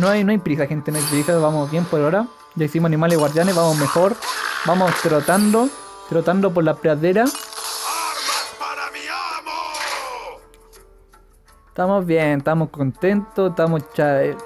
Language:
Spanish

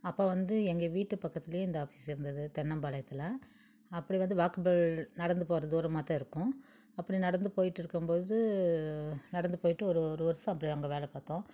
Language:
Tamil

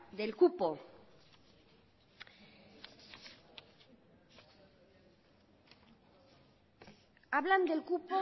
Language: Spanish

